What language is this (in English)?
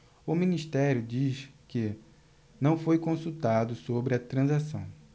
Portuguese